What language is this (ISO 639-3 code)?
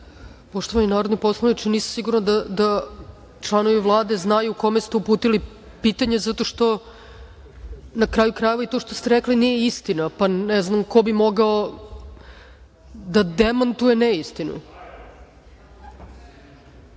srp